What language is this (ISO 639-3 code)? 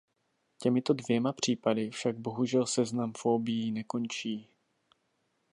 ces